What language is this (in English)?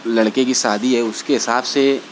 Urdu